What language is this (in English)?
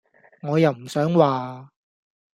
Cantonese